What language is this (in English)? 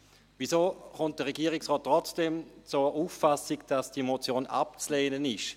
Swiss German